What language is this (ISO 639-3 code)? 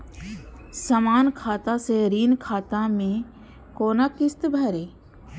mai